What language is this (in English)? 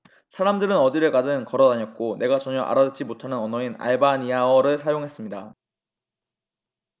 Korean